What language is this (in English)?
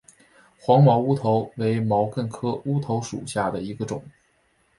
Chinese